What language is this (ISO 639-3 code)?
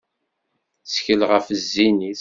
kab